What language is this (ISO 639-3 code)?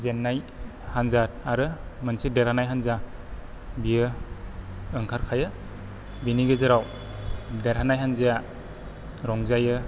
brx